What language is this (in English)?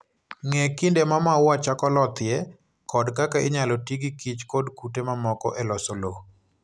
Luo (Kenya and Tanzania)